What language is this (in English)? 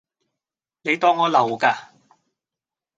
Cantonese